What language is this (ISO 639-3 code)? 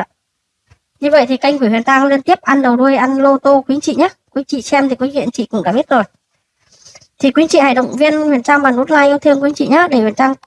vie